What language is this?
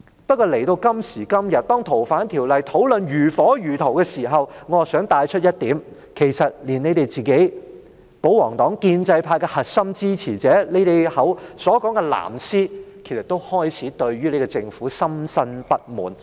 Cantonese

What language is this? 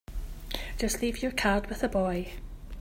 English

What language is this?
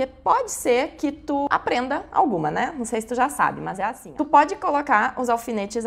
Portuguese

